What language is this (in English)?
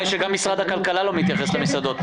Hebrew